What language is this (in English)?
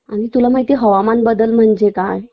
Marathi